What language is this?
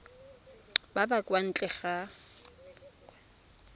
Tswana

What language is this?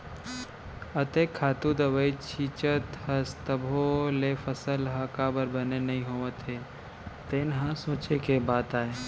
Chhattisgarhi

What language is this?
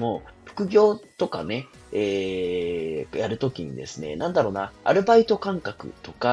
Japanese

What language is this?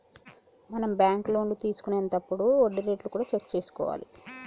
Telugu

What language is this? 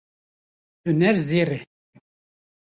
Kurdish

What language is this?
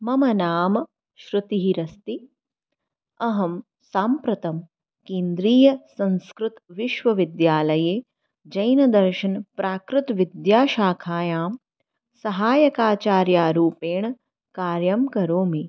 Sanskrit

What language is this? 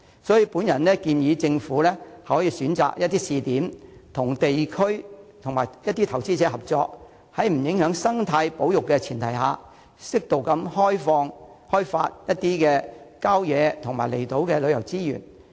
Cantonese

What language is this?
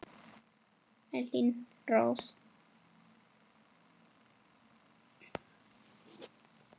Icelandic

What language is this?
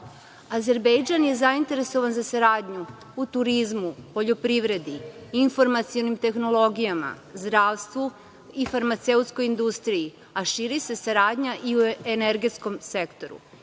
Serbian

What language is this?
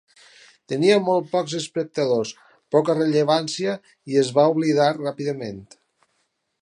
Catalan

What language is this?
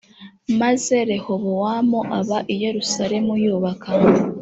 Kinyarwanda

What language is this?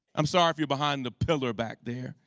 English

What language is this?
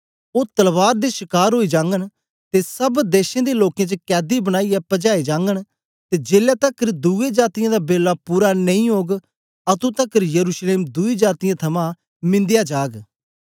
Dogri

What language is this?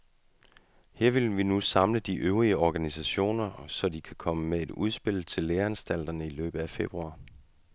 Danish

